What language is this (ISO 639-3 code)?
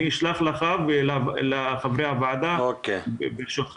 heb